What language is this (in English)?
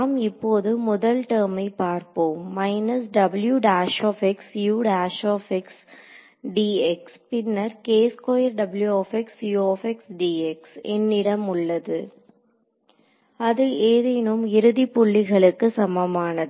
Tamil